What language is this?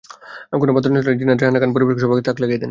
Bangla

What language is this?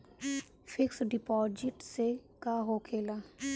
Bhojpuri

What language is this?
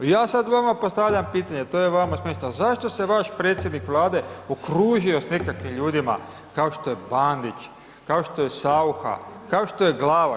Croatian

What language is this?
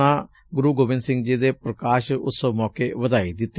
Punjabi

